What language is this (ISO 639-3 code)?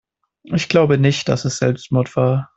deu